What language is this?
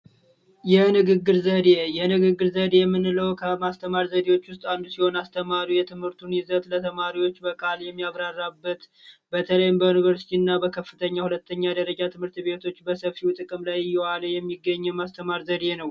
Amharic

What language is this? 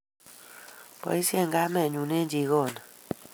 Kalenjin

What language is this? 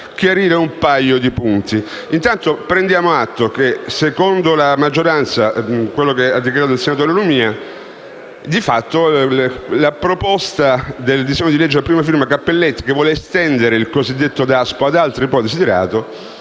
Italian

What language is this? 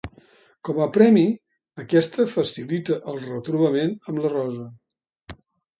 Catalan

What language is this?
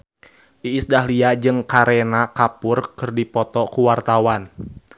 Sundanese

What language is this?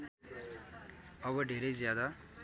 Nepali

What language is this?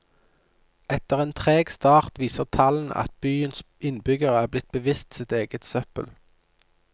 Norwegian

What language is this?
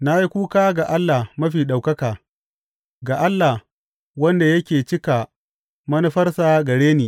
Hausa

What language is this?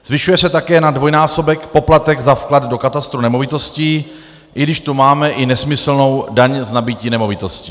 Czech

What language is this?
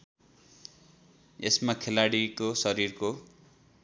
Nepali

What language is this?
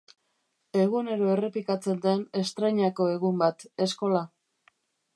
Basque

